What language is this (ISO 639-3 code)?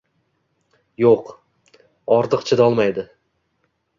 uzb